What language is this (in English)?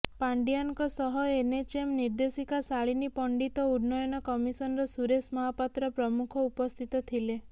Odia